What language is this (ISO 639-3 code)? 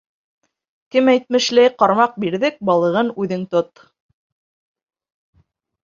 bak